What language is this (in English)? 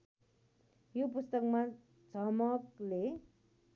Nepali